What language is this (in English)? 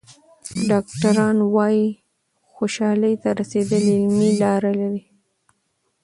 Pashto